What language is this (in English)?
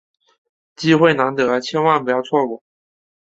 Chinese